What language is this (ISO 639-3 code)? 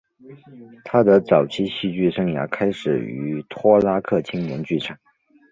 zho